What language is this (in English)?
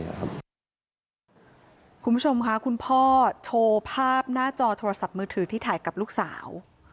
Thai